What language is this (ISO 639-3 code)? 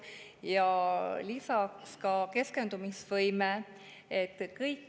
est